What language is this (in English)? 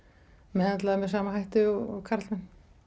Icelandic